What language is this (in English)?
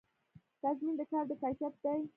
Pashto